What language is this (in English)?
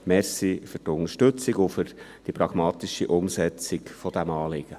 Swiss German